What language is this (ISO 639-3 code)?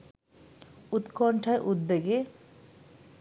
ben